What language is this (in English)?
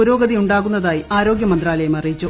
Malayalam